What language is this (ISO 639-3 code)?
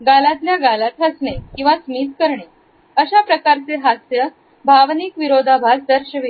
mar